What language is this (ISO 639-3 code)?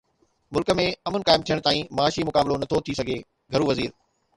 snd